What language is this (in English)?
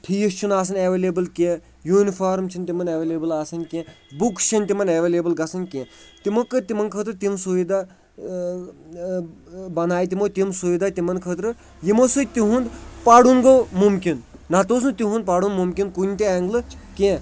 Kashmiri